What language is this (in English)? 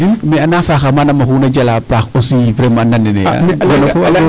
Serer